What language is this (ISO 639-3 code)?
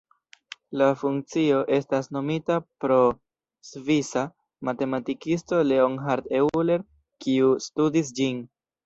epo